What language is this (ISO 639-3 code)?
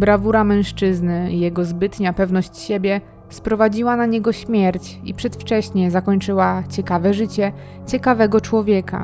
pol